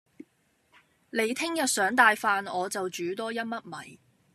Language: Cantonese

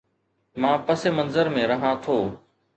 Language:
Sindhi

